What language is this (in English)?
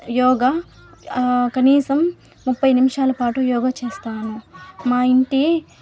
Telugu